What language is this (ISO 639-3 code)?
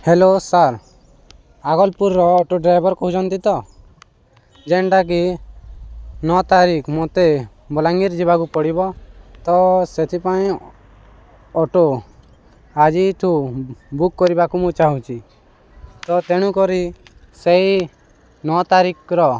ori